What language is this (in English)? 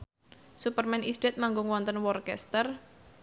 Javanese